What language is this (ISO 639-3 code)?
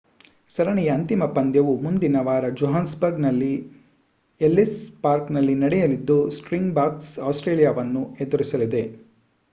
kan